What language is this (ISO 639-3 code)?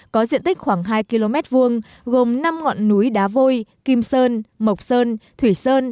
vie